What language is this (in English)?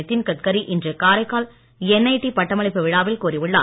Tamil